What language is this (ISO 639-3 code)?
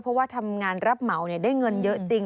tha